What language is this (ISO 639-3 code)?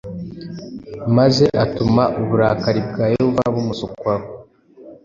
kin